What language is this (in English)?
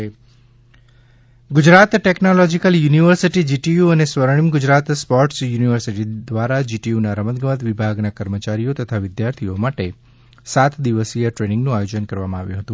Gujarati